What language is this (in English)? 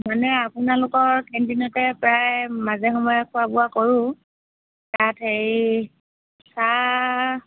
Assamese